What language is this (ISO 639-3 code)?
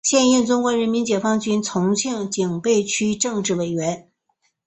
zho